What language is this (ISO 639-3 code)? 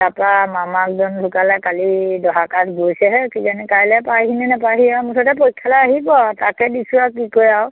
asm